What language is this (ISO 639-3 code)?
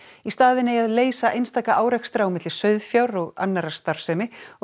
isl